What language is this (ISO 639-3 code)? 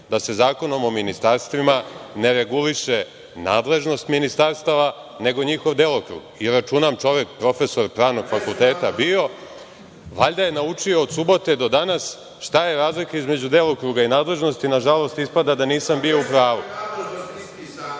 srp